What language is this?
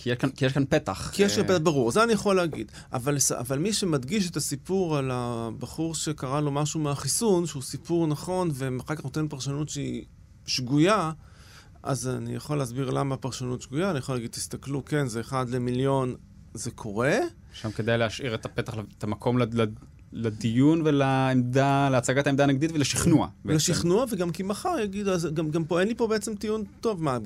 Hebrew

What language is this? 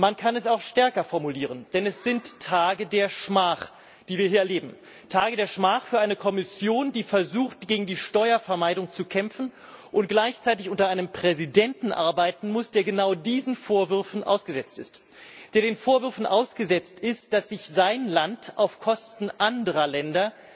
German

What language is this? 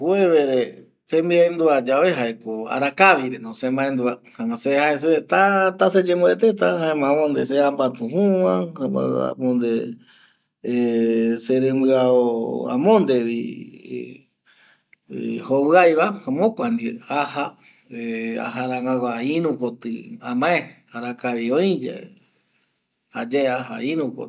Eastern Bolivian Guaraní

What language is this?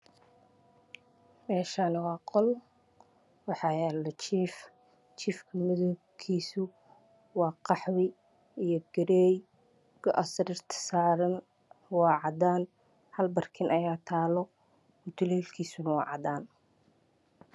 Somali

